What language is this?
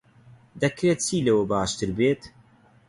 Central Kurdish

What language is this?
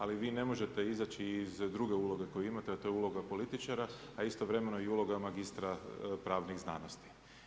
Croatian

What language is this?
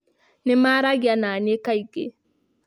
Kikuyu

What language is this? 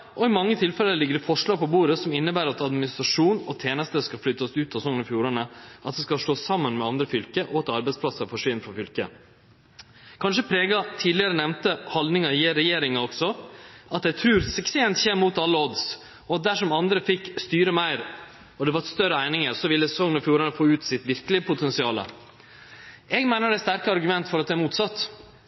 Norwegian Nynorsk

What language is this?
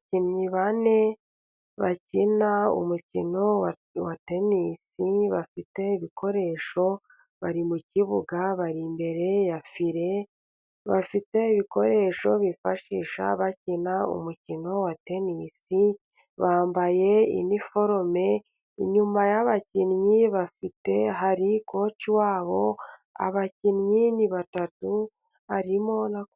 Kinyarwanda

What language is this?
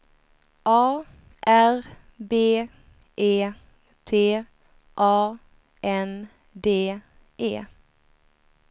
Swedish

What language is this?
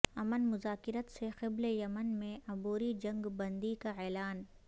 Urdu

